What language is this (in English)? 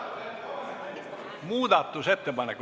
Estonian